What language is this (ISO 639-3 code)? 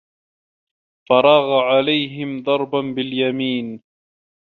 ara